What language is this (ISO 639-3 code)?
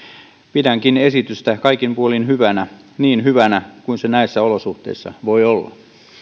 fin